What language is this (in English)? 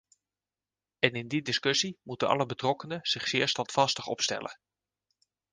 Dutch